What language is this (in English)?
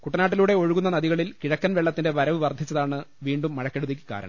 Malayalam